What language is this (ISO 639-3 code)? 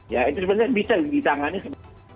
ind